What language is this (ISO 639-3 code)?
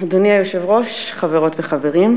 heb